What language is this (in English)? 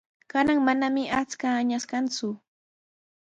Sihuas Ancash Quechua